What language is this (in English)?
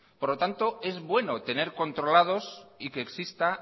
Spanish